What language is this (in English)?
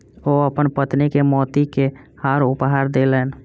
Maithili